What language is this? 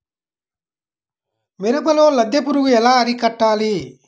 Telugu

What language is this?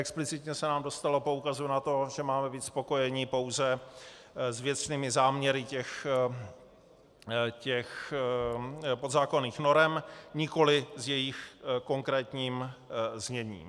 Czech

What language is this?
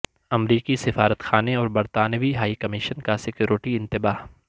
Urdu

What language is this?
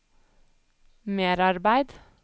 Norwegian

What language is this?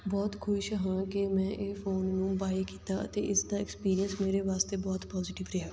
Punjabi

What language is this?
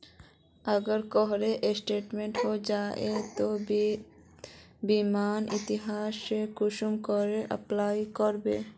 Magahi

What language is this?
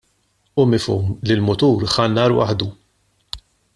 Maltese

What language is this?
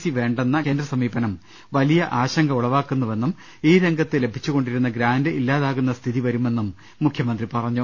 Malayalam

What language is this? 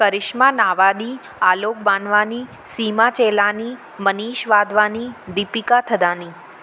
Sindhi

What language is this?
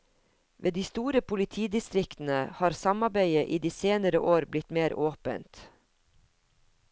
Norwegian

